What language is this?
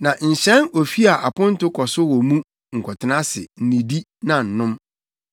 Akan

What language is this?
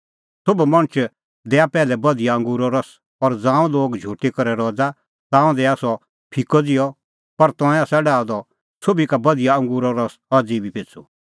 Kullu Pahari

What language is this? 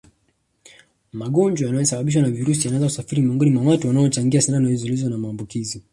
Swahili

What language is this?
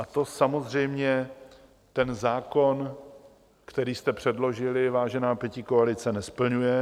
Czech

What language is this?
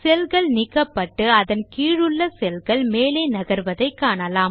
Tamil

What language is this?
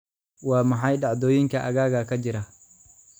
Somali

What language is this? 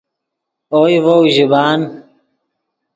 Yidgha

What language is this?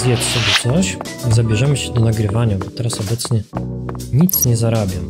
Polish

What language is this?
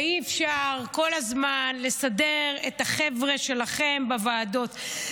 Hebrew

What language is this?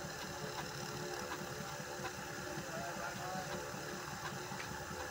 Hindi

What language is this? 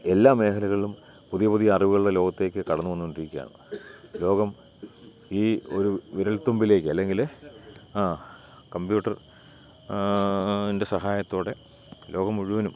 Malayalam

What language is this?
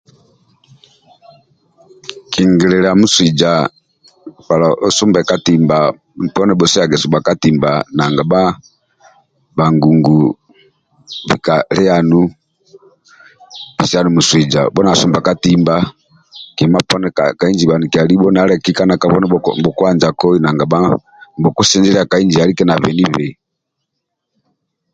Amba (Uganda)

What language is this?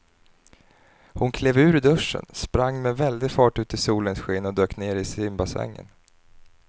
Swedish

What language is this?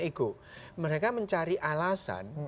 Indonesian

